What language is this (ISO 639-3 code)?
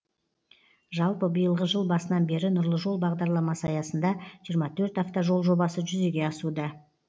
kaz